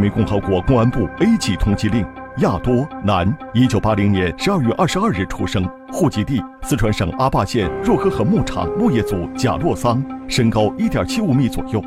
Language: Chinese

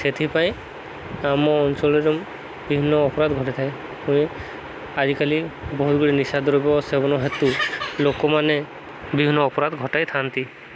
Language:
Odia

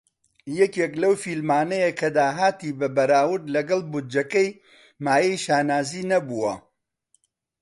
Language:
Central Kurdish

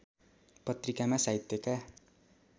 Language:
Nepali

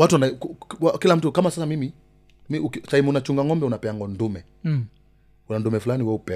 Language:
Swahili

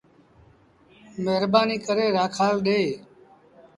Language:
Sindhi Bhil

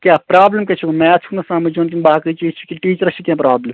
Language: Kashmiri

